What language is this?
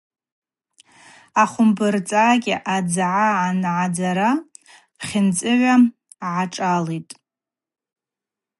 Abaza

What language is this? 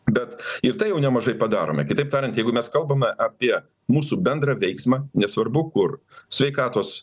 Lithuanian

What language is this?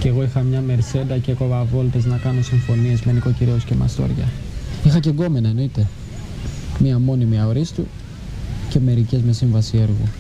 Greek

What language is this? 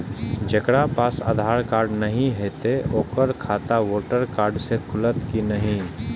Maithili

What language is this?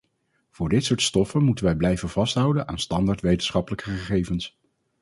Dutch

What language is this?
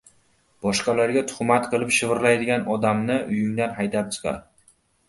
Uzbek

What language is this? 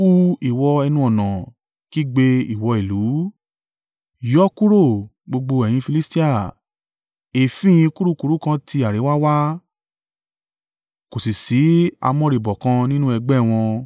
Yoruba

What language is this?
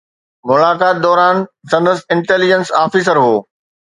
Sindhi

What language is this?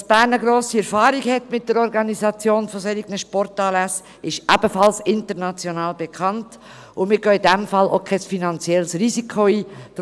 Swiss German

